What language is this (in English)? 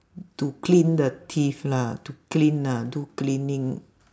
English